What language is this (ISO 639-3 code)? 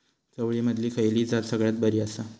mar